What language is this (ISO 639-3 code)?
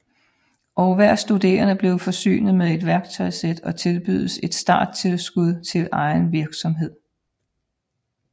dan